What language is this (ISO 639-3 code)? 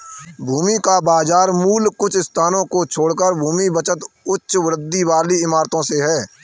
hin